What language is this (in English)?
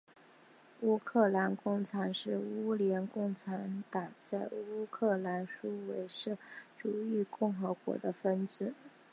Chinese